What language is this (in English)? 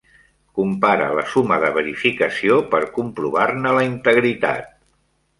Catalan